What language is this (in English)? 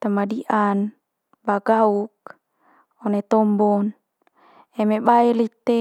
Manggarai